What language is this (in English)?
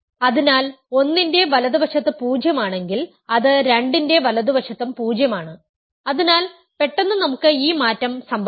Malayalam